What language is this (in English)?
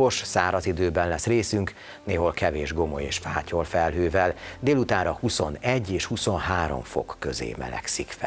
Hungarian